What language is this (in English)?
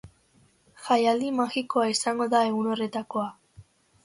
Basque